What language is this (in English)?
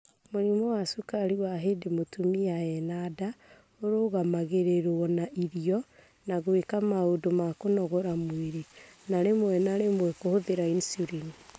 Kikuyu